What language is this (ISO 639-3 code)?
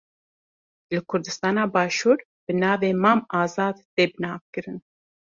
kur